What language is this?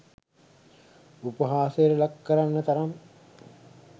Sinhala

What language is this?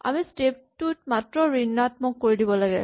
Assamese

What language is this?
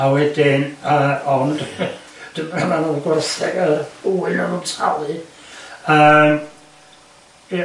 Welsh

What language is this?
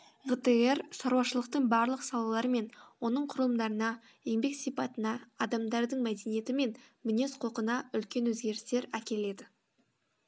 Kazakh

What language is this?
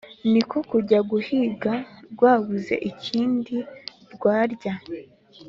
Kinyarwanda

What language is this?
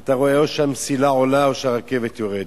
Hebrew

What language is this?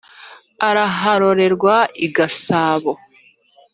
Kinyarwanda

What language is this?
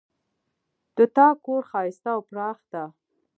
Pashto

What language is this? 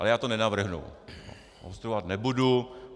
Czech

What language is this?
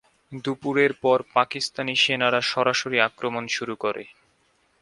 Bangla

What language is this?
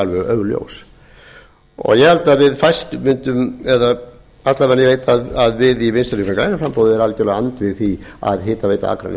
Icelandic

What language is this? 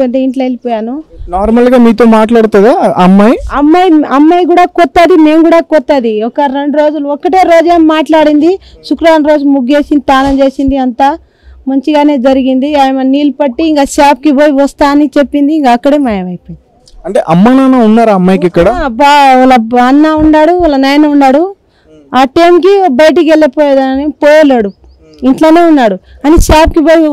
Telugu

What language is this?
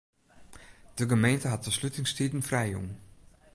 Western Frisian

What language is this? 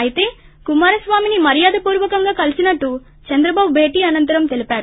Telugu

